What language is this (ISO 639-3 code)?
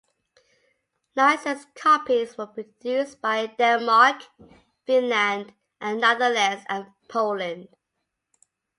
eng